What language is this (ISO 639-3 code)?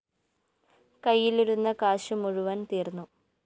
mal